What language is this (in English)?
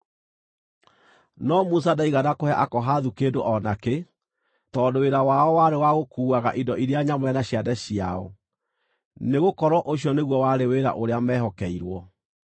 Kikuyu